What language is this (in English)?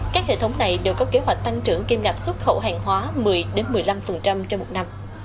Vietnamese